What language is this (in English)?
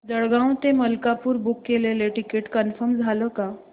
Marathi